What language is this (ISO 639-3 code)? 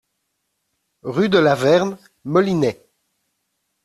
fra